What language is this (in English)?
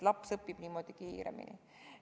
Estonian